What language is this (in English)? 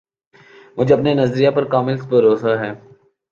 Urdu